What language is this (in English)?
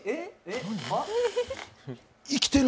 Japanese